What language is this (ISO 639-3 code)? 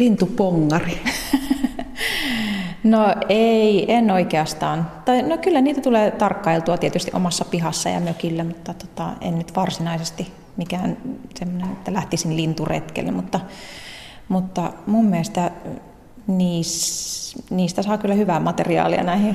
fin